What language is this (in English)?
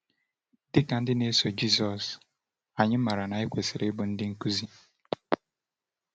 Igbo